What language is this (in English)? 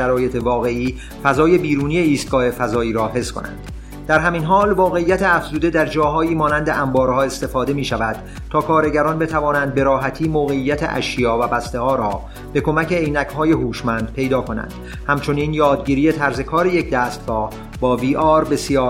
Persian